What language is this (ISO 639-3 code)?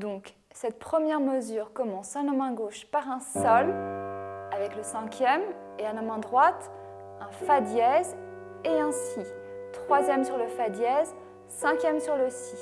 fra